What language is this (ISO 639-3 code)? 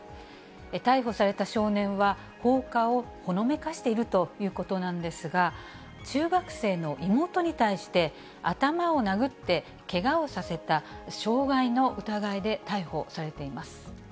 jpn